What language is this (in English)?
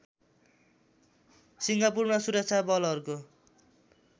Nepali